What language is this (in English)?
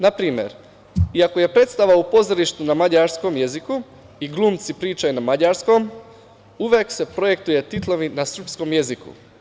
Serbian